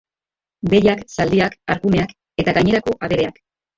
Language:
Basque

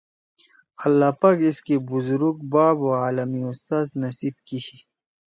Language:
Torwali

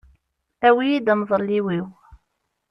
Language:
Kabyle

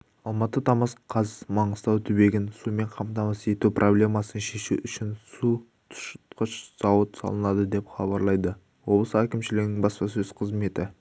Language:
Kazakh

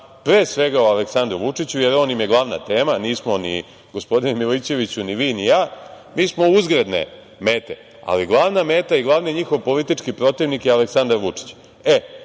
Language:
Serbian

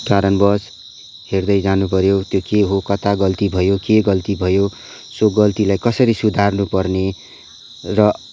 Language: Nepali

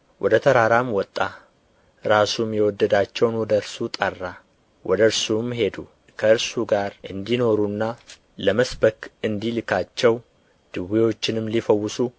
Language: Amharic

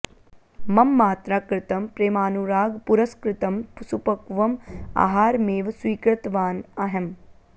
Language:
Sanskrit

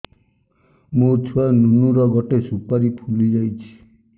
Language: Odia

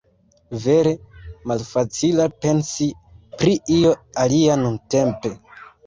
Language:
Esperanto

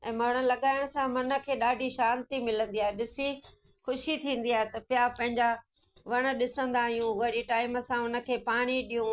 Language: Sindhi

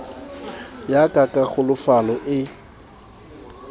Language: Southern Sotho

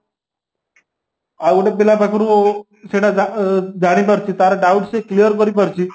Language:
Odia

